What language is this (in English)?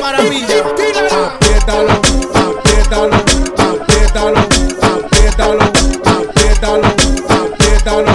Hungarian